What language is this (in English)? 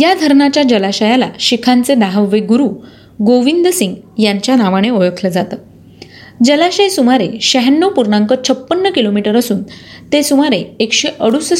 Marathi